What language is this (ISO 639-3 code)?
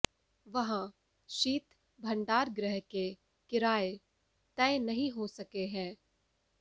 hin